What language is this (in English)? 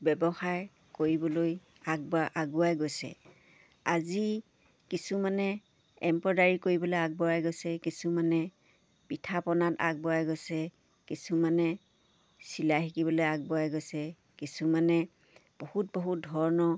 Assamese